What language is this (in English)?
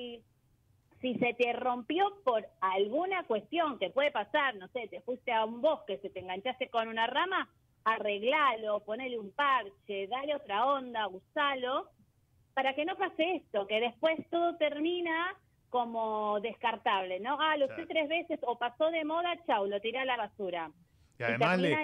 Spanish